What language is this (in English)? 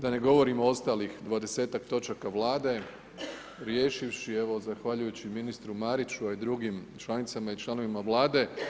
Croatian